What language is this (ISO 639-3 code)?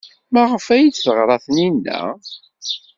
kab